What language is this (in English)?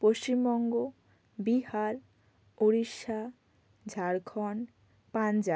Bangla